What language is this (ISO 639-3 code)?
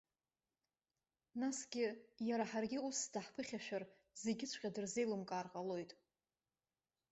abk